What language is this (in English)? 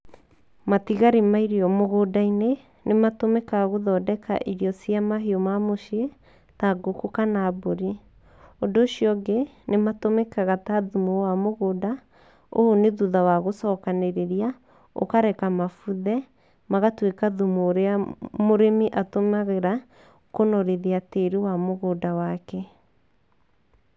Kikuyu